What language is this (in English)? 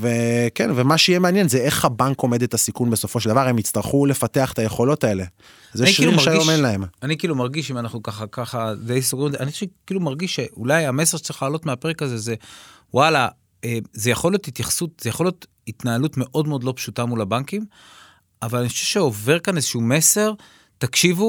Hebrew